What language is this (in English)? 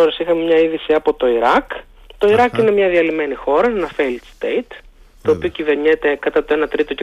Greek